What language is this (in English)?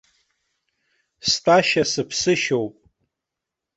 Abkhazian